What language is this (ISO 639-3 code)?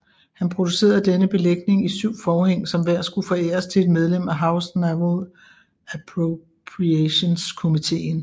dan